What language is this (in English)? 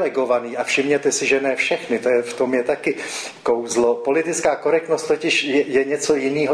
Czech